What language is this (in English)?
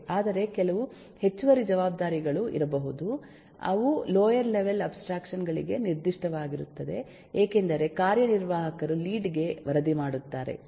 Kannada